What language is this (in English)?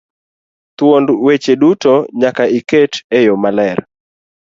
Luo (Kenya and Tanzania)